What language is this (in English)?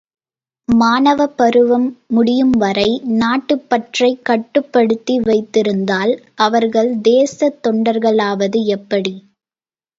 Tamil